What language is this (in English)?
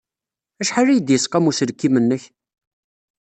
Kabyle